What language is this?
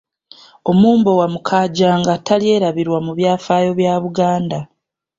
Ganda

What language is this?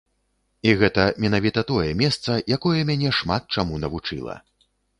Belarusian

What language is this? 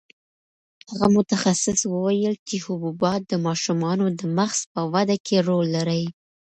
Pashto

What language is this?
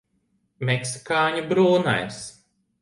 Latvian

